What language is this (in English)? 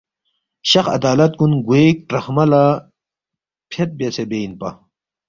Balti